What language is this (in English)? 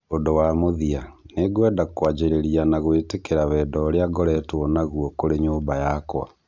Kikuyu